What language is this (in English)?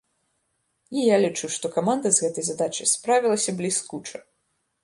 Belarusian